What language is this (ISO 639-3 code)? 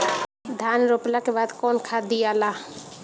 bho